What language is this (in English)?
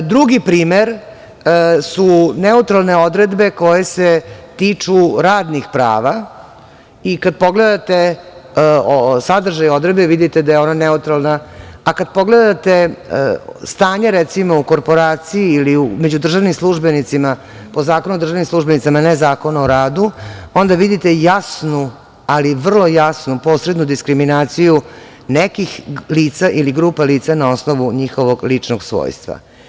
Serbian